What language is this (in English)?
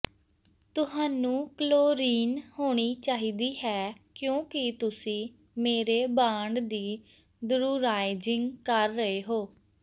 Punjabi